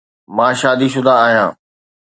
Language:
Sindhi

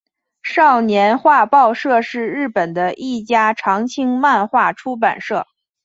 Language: Chinese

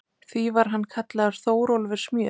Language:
Icelandic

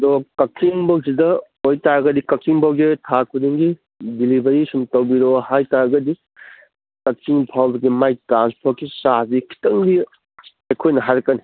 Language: Manipuri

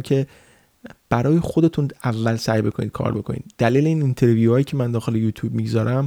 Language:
Persian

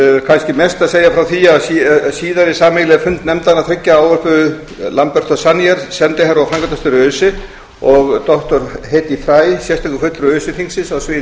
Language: Icelandic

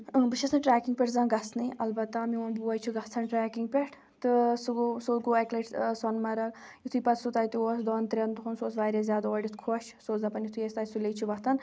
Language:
Kashmiri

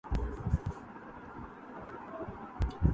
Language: Urdu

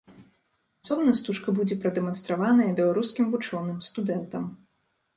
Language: Belarusian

